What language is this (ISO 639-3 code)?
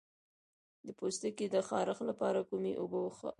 pus